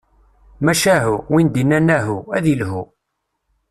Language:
Kabyle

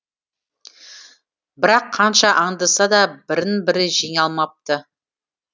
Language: Kazakh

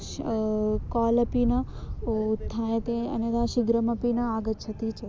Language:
Sanskrit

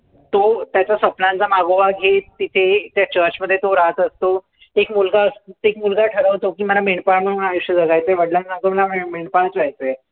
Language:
Marathi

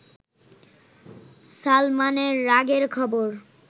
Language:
Bangla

